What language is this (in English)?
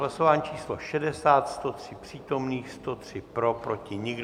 Czech